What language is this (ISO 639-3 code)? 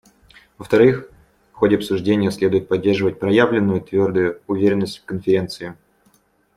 rus